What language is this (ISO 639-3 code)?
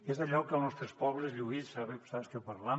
cat